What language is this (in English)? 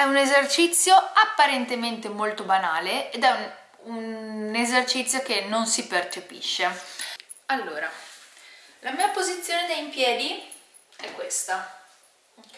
Italian